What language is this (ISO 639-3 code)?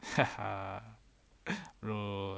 eng